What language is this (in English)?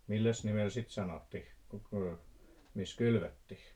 Finnish